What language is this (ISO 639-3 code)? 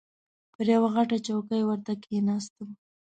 pus